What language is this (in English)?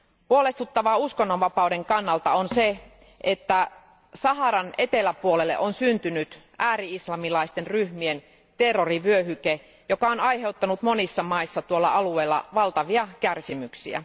Finnish